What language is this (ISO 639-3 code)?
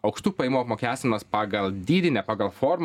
lit